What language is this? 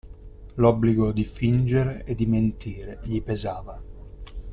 Italian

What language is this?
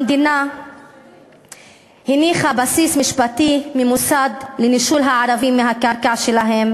Hebrew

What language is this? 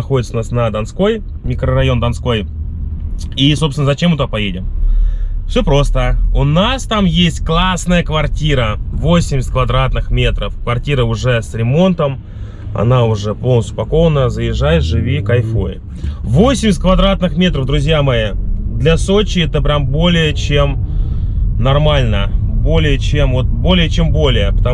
Russian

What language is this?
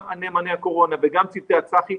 Hebrew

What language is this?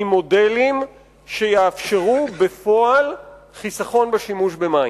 Hebrew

